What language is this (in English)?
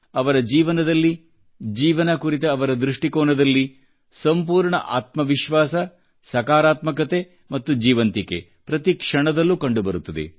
Kannada